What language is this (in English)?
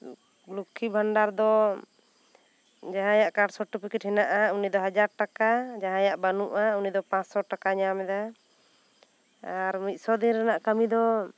Santali